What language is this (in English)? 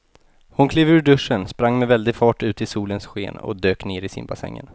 Swedish